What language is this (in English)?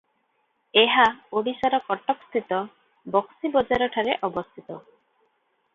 Odia